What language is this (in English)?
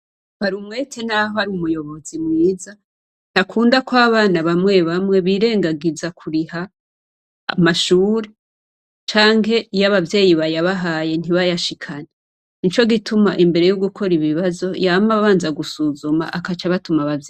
Rundi